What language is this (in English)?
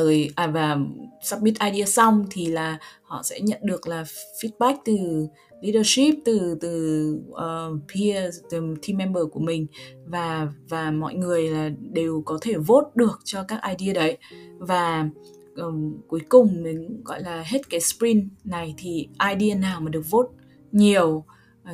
Vietnamese